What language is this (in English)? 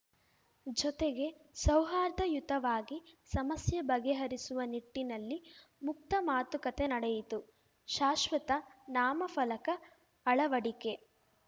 Kannada